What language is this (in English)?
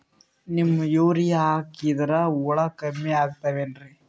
Kannada